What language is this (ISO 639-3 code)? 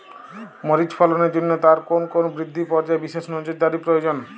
ben